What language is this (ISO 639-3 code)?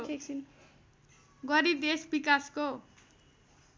nep